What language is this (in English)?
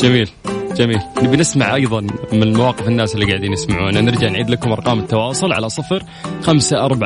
Arabic